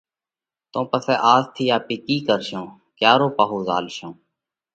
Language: Parkari Koli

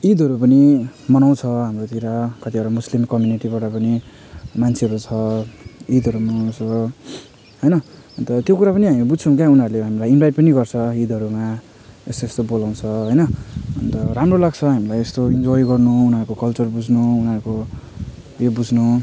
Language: Nepali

